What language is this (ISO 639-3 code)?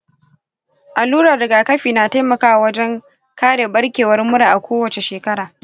hau